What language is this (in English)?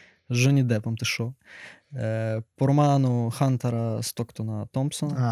Ukrainian